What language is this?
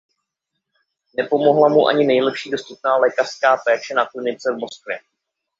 Czech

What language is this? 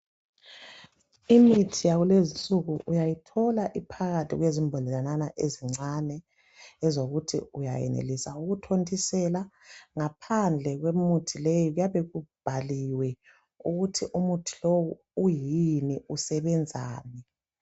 North Ndebele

